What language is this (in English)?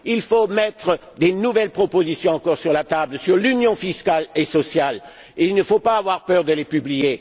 French